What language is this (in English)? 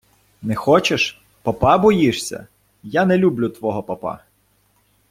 Ukrainian